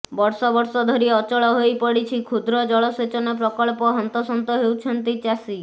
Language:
Odia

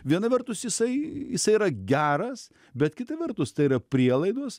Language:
Lithuanian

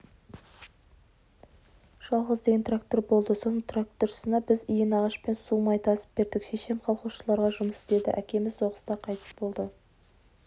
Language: Kazakh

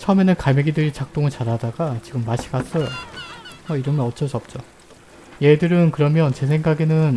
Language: Korean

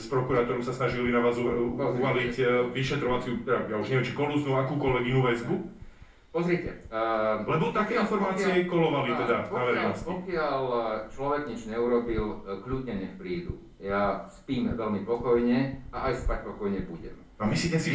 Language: Slovak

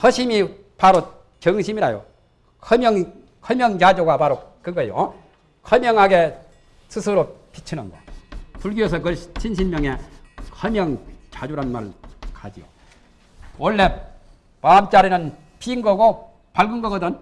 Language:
Korean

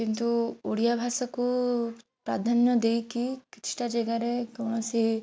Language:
Odia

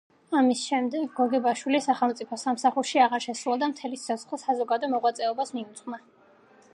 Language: Georgian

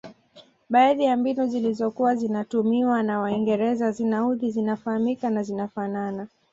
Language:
Swahili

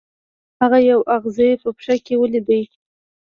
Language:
Pashto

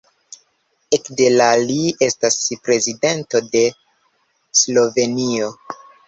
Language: Esperanto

